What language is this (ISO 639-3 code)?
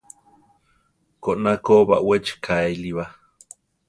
tar